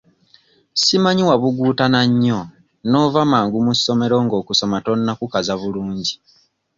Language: Ganda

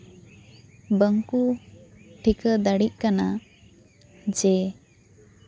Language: Santali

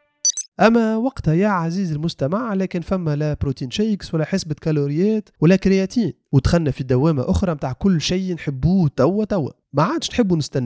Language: Arabic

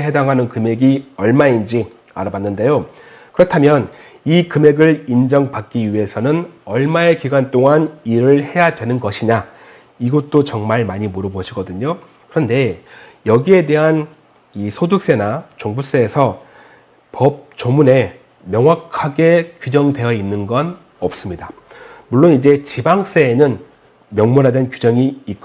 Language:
Korean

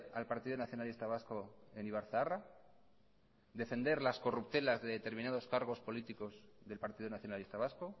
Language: Spanish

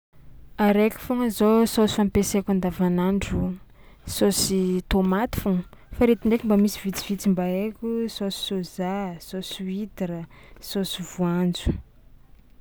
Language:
Tsimihety Malagasy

